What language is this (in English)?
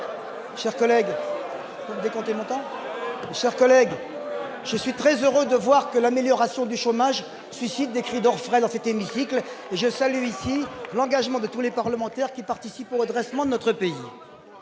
French